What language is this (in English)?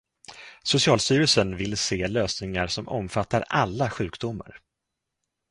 Swedish